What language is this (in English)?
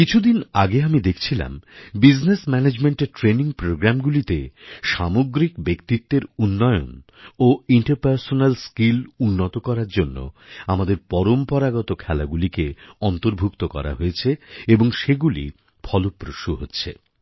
Bangla